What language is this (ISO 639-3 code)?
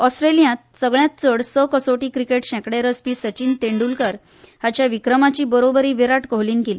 kok